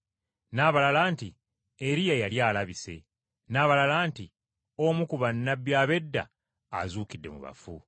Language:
Ganda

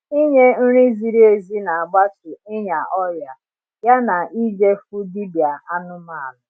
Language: Igbo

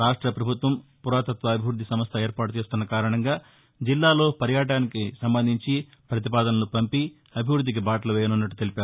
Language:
Telugu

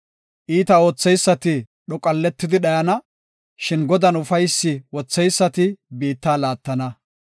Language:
Gofa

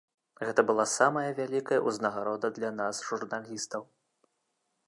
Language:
Belarusian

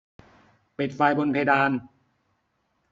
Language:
Thai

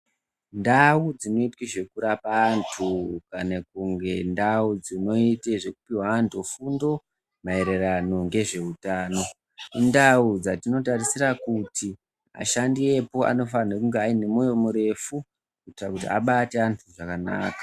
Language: Ndau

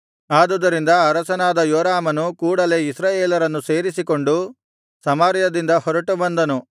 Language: Kannada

